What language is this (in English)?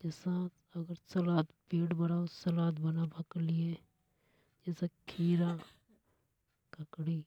Hadothi